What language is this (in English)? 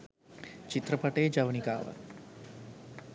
Sinhala